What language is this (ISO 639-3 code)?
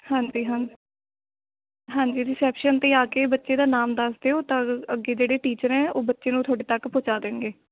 pan